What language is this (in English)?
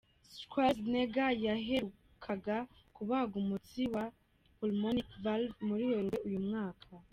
Kinyarwanda